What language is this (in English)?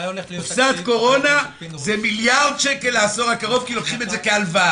Hebrew